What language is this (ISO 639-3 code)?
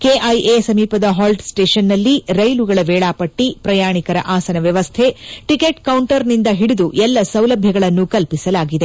kan